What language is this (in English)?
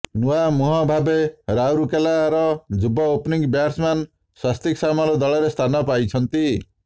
Odia